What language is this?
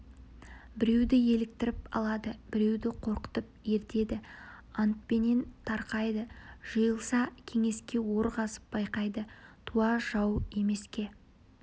Kazakh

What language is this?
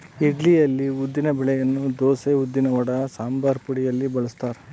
Kannada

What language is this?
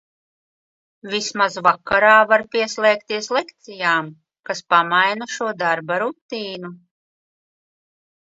Latvian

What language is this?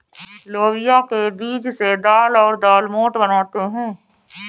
Hindi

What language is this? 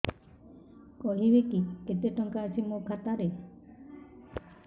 Odia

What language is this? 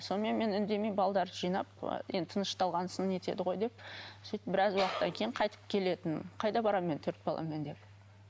Kazakh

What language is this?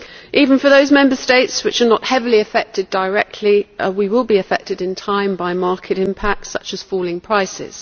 English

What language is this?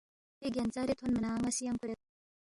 Balti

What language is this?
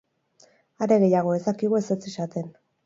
Basque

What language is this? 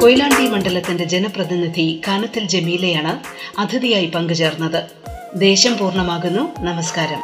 Malayalam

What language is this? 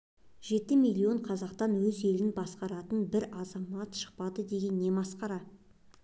Kazakh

